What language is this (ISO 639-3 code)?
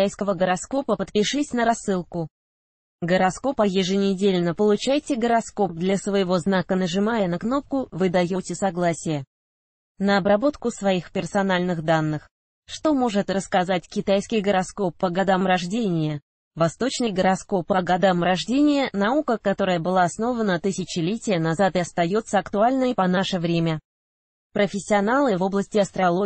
rus